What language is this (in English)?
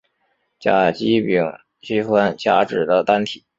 Chinese